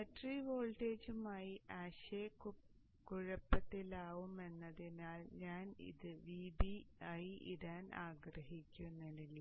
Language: Malayalam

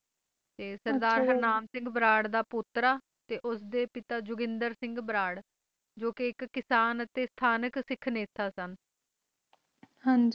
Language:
Punjabi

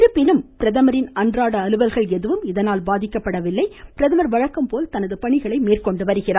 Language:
Tamil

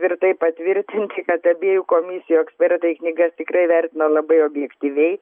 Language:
Lithuanian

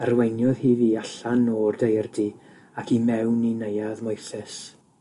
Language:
Welsh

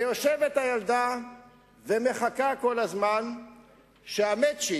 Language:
Hebrew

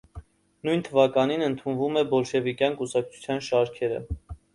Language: Armenian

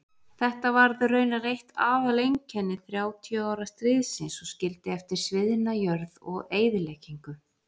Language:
Icelandic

